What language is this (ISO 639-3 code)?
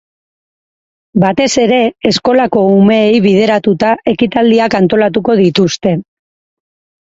eus